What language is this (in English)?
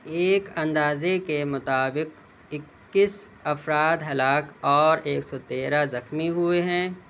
Urdu